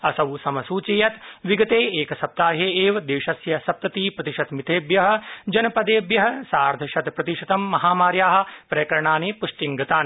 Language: Sanskrit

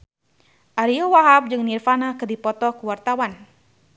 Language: Sundanese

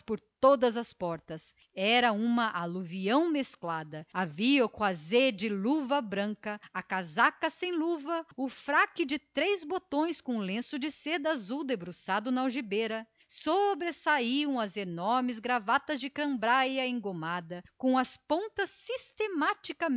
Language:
Portuguese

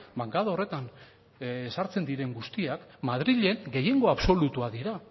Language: Basque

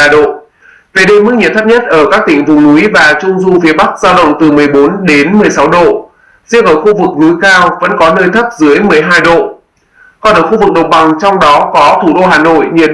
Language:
Vietnamese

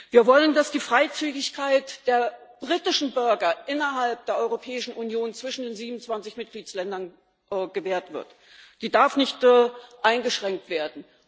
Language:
German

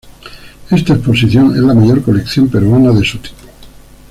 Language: Spanish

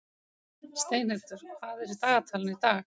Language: Icelandic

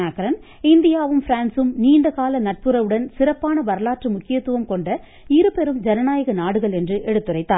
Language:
Tamil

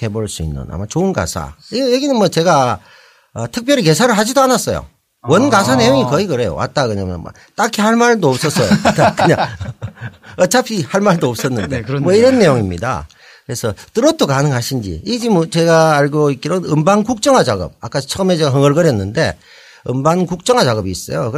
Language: Korean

